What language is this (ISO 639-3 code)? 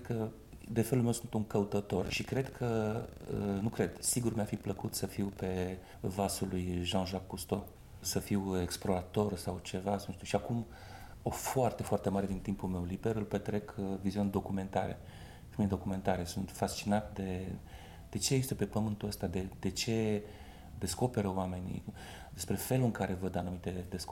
ron